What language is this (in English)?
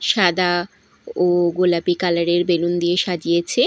Bangla